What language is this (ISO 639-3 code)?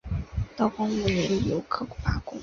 zho